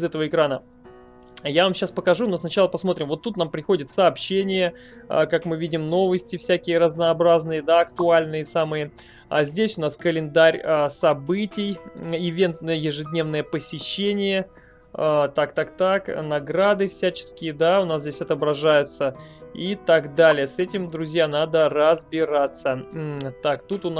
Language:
Russian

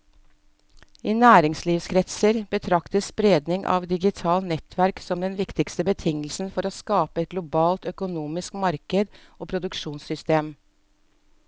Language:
Norwegian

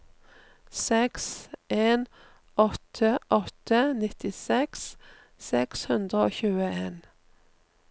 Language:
Norwegian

